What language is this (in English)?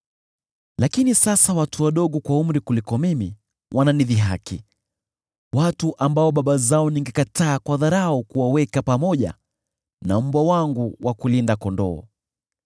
Swahili